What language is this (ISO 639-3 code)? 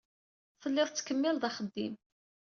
kab